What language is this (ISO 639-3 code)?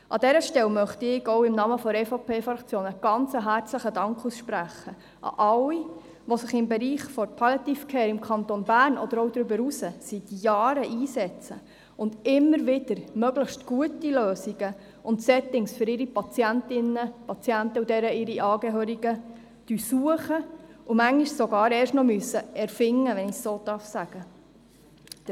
gsw